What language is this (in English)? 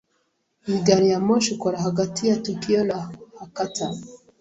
Kinyarwanda